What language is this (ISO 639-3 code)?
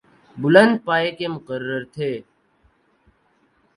urd